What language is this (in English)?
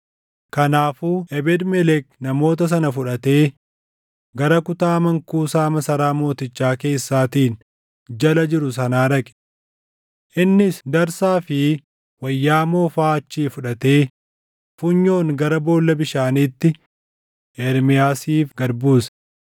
Oromo